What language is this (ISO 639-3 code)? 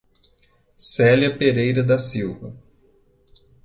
por